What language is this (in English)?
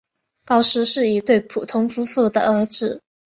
Chinese